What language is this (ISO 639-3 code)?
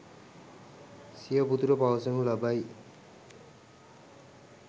sin